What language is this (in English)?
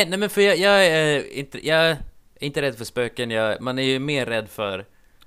Swedish